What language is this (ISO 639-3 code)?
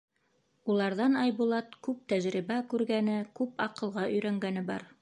bak